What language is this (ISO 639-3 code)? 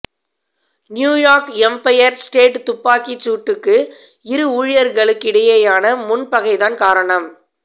tam